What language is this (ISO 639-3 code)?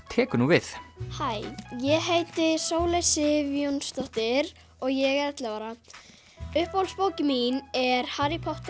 isl